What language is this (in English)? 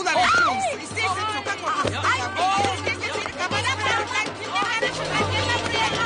Turkish